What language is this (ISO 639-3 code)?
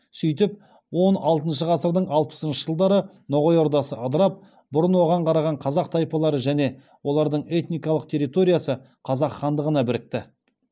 kaz